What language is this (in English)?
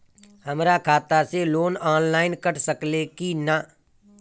Bhojpuri